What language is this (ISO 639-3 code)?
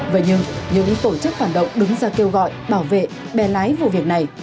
vie